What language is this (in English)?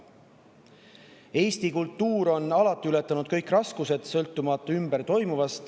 Estonian